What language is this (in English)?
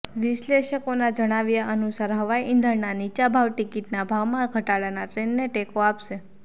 Gujarati